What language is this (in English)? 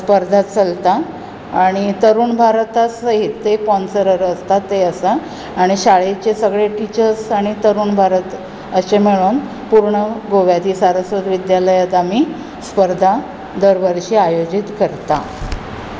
Konkani